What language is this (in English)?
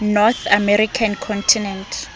Southern Sotho